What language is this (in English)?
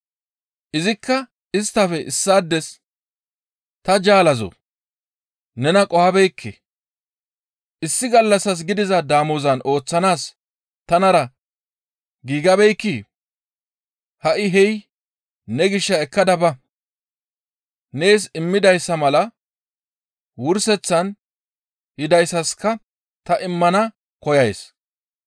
Gamo